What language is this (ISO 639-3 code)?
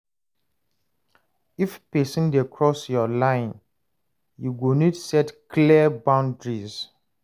pcm